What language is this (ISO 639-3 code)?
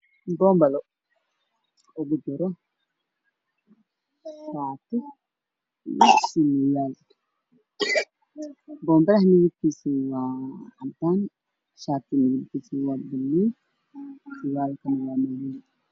som